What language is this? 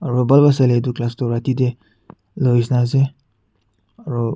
Naga Pidgin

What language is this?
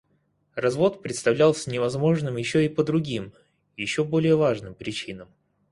Russian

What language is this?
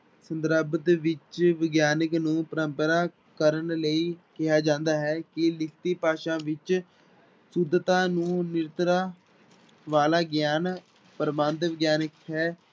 Punjabi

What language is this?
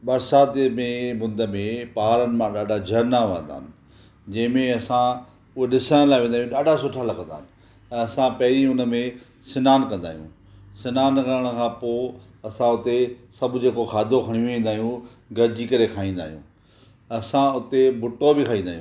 Sindhi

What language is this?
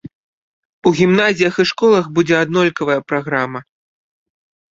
Belarusian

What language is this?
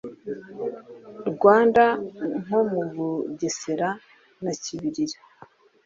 Kinyarwanda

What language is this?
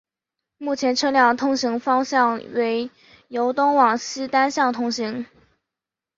Chinese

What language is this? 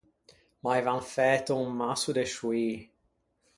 Ligurian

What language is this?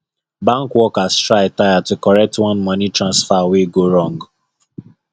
Nigerian Pidgin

